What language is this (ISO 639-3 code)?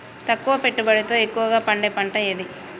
tel